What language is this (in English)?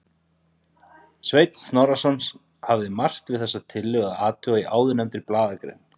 Icelandic